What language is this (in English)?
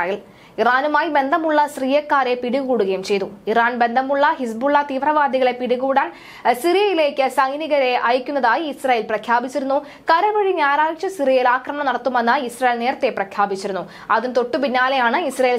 Indonesian